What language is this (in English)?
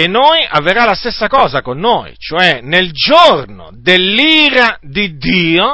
Italian